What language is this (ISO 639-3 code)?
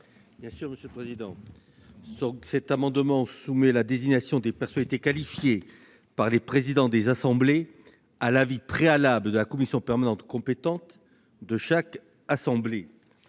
fra